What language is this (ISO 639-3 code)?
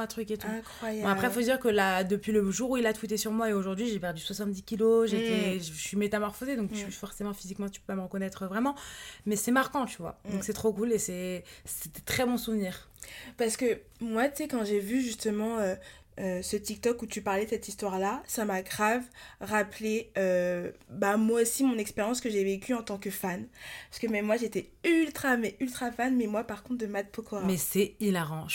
fra